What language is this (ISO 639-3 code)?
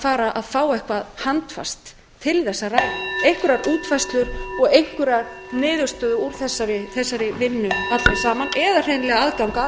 isl